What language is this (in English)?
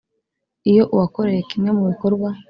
Kinyarwanda